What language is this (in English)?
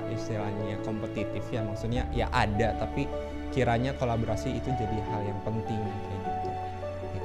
Indonesian